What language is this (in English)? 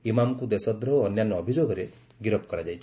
Odia